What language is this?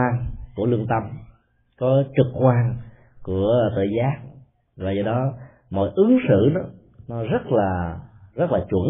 Vietnamese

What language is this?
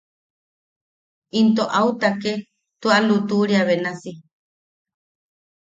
Yaqui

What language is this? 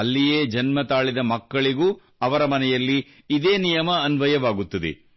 Kannada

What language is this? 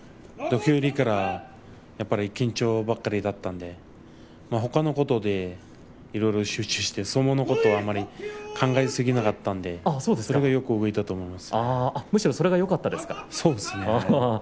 Japanese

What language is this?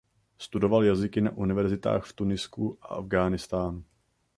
Czech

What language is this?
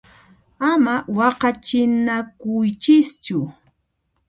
Puno Quechua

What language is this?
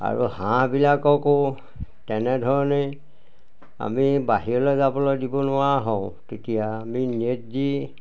Assamese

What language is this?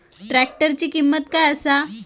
Marathi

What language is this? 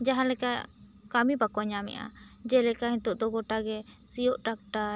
Santali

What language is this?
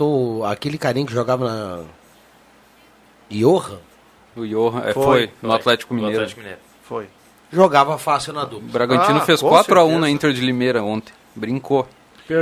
Portuguese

